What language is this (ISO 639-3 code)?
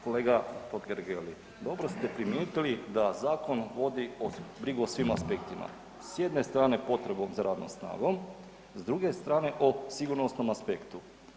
hrv